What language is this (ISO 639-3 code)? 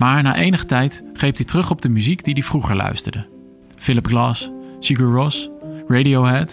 nld